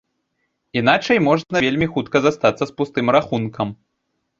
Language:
Belarusian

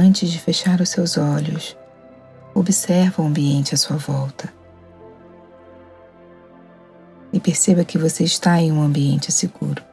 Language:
Portuguese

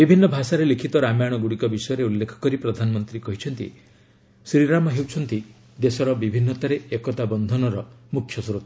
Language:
Odia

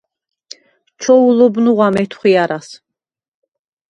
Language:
Svan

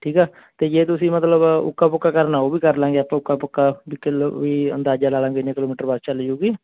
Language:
Punjabi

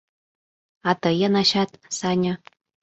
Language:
Mari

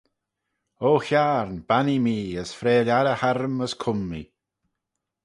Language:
Manx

